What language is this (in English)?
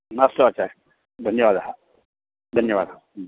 Sanskrit